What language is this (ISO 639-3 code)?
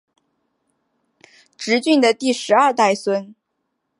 zho